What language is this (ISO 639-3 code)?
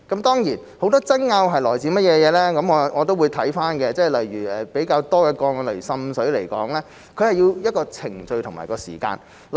yue